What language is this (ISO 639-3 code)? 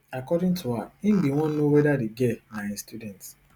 pcm